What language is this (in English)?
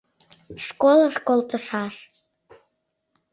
Mari